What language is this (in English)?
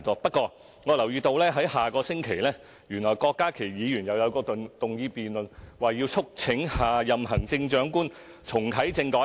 Cantonese